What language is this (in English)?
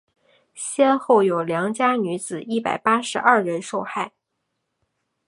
Chinese